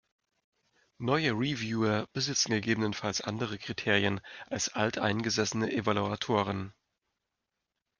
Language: German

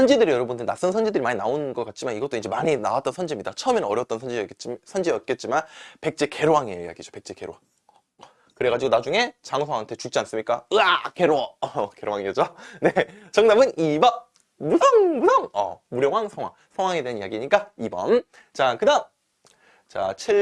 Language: Korean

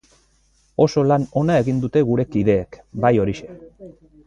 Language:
Basque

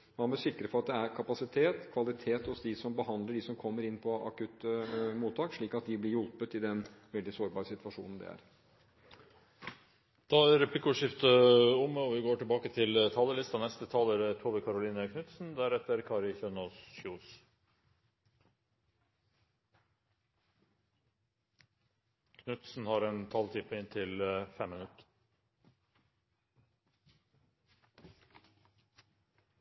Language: Norwegian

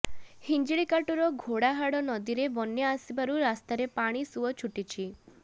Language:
Odia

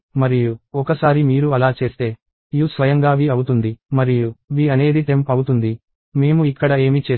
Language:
Telugu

